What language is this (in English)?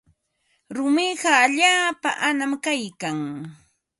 Ambo-Pasco Quechua